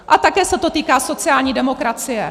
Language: Czech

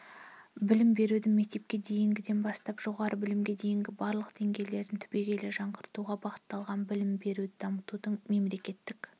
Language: Kazakh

